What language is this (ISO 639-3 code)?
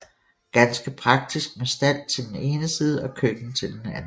dan